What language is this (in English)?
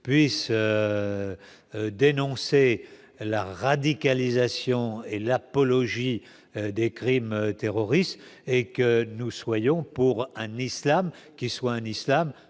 French